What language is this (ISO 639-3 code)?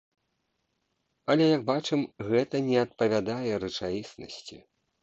bel